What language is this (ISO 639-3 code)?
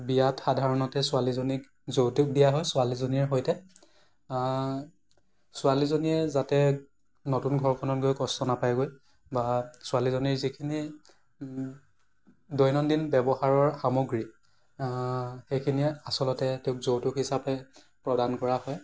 asm